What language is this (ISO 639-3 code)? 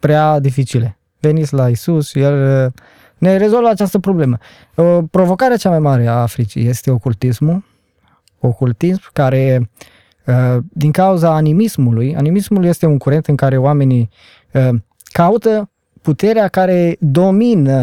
ron